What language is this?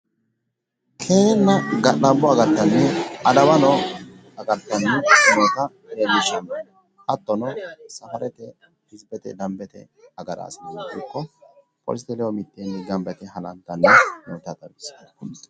Sidamo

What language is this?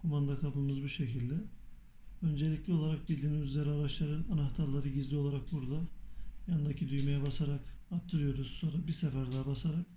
Turkish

